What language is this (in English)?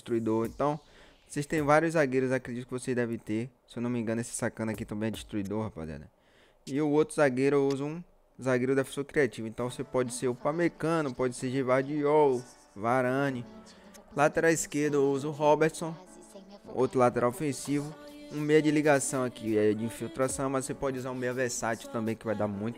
Portuguese